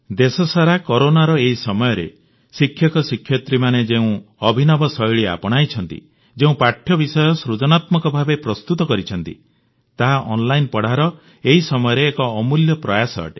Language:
Odia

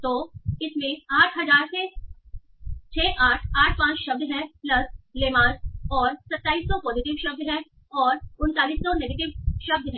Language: Hindi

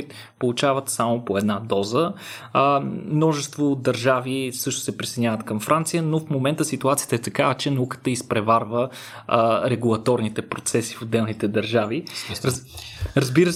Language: Bulgarian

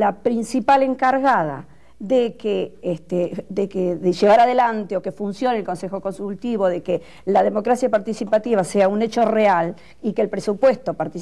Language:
Spanish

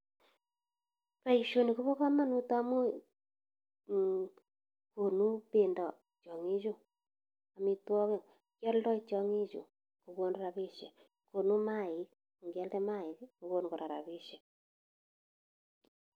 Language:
Kalenjin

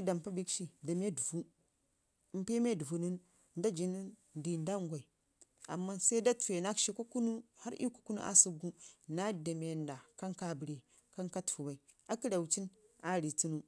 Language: Ngizim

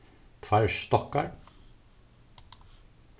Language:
Faroese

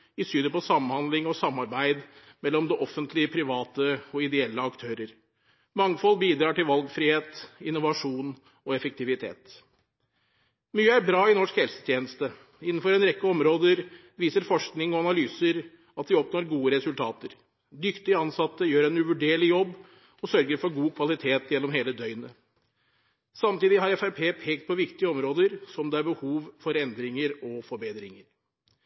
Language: Norwegian Bokmål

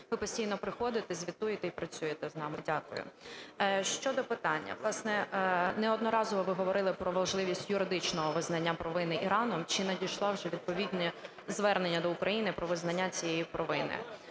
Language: Ukrainian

